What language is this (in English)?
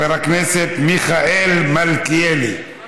Hebrew